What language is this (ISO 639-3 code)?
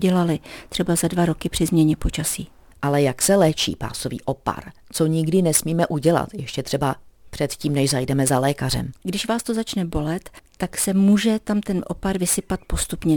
ces